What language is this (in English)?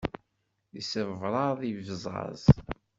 Kabyle